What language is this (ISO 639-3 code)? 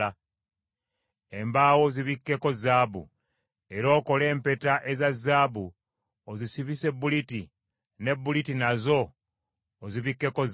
lug